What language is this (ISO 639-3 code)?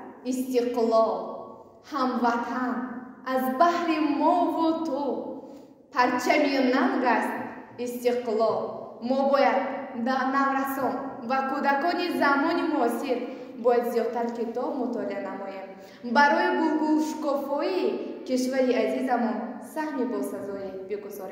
fas